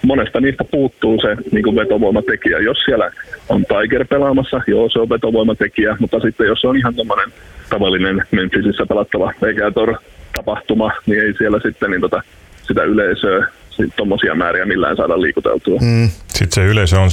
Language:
Finnish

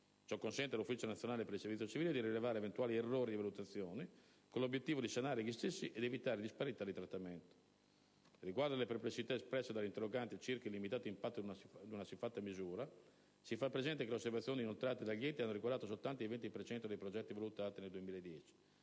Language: Italian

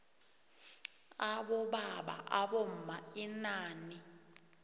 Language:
South Ndebele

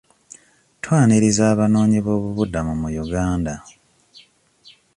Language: Ganda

